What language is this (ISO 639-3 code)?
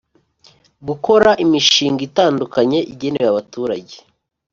kin